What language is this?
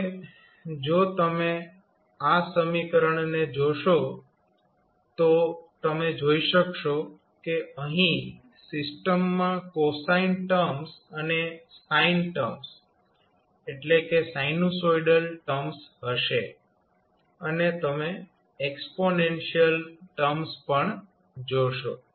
Gujarati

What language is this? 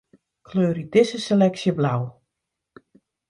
Western Frisian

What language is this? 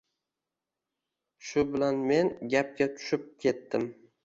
Uzbek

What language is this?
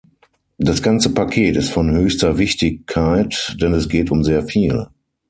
German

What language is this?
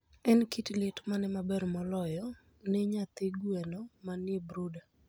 Luo (Kenya and Tanzania)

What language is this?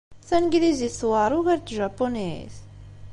Kabyle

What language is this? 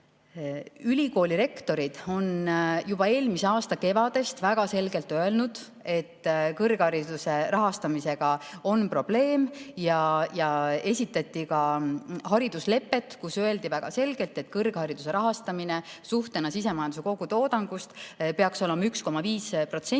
Estonian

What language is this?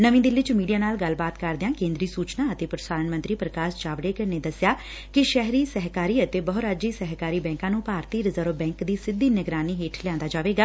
Punjabi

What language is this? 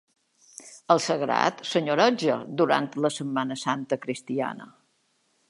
Catalan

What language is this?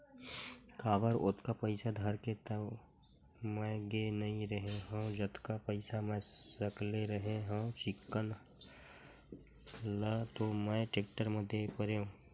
Chhattisgarhi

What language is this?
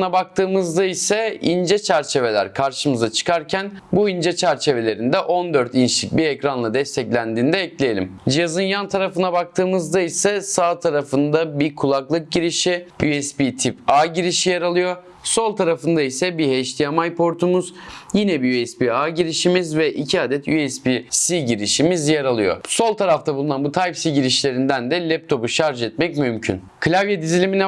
Turkish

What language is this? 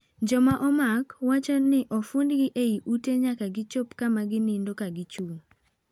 Luo (Kenya and Tanzania)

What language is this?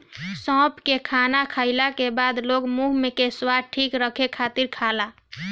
Bhojpuri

